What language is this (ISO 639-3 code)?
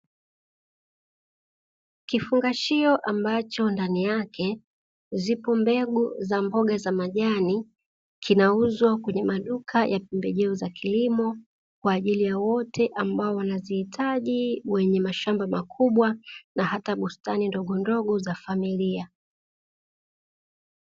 swa